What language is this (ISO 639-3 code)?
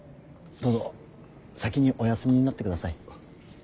jpn